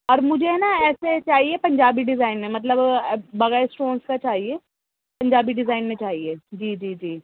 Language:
Urdu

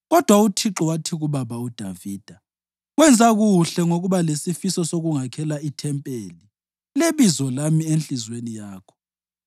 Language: North Ndebele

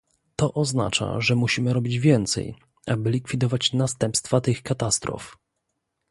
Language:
Polish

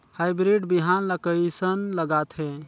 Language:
Chhattisgarhi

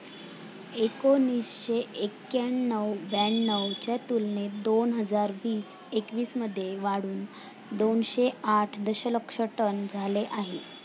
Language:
Marathi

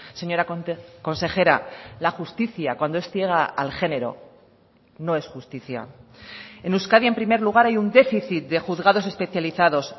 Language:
Spanish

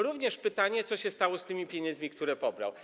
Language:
Polish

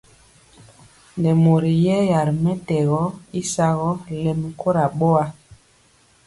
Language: Mpiemo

